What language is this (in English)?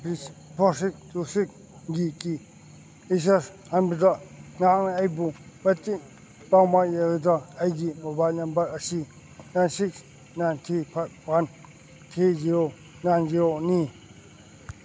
Manipuri